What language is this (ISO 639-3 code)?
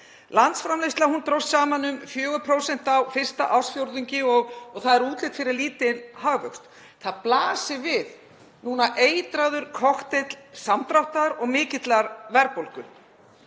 isl